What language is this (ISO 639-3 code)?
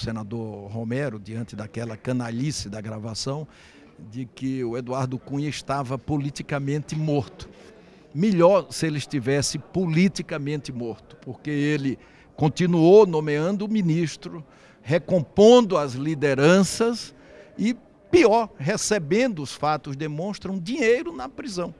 por